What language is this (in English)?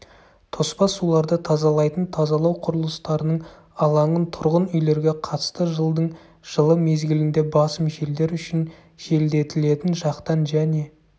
Kazakh